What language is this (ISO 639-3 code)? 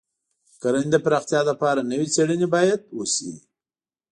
pus